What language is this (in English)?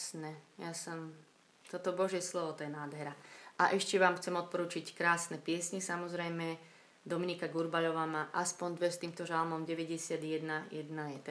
Slovak